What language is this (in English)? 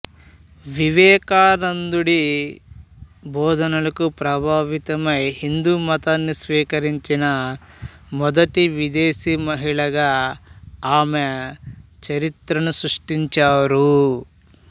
Telugu